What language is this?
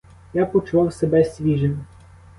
Ukrainian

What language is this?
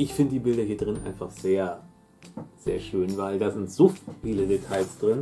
German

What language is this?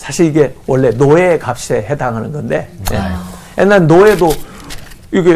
Korean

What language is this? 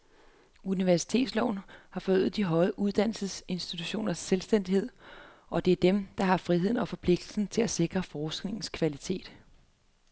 Danish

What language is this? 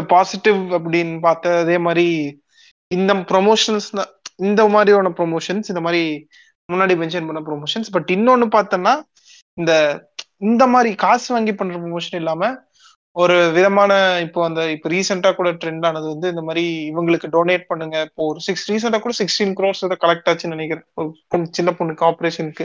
Tamil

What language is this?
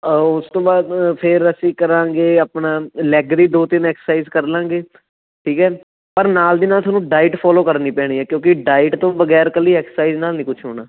Punjabi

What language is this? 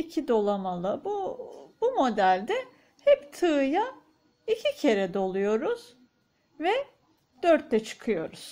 Turkish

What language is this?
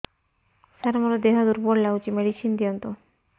Odia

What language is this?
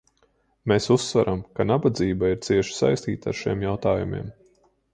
Latvian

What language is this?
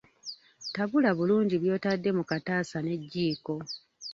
Ganda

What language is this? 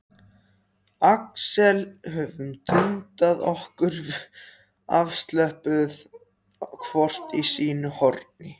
Icelandic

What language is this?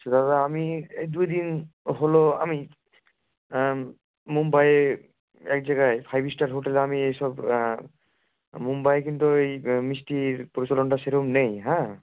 Bangla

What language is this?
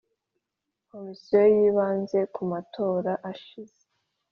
Kinyarwanda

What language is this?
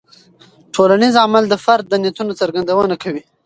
Pashto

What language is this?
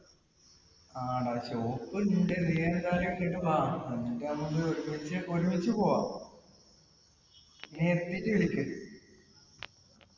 Malayalam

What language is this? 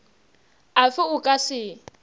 Northern Sotho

